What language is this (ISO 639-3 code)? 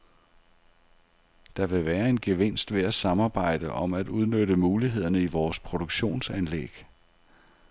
dan